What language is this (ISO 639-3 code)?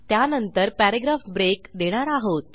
mar